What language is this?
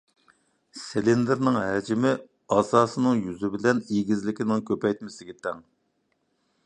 Uyghur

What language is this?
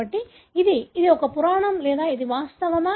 Telugu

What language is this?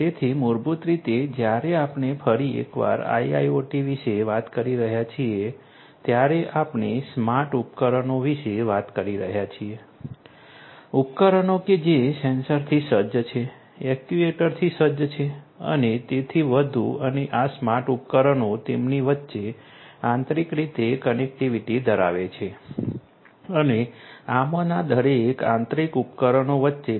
Gujarati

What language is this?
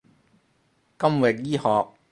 Cantonese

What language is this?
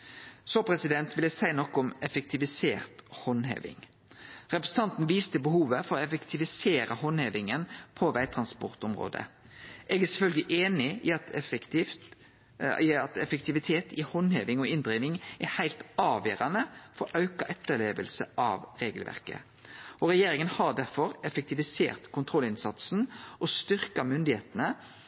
Norwegian Nynorsk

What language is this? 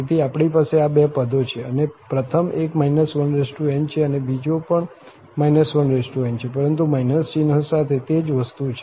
Gujarati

